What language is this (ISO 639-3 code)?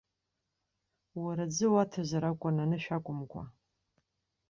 abk